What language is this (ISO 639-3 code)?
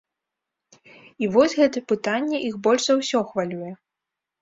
bel